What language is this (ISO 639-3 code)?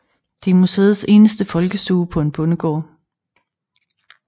dan